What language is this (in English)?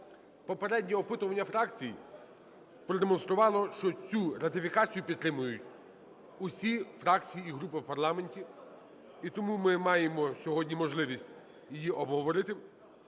Ukrainian